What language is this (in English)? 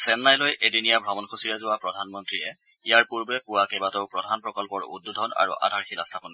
Assamese